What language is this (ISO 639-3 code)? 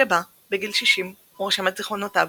heb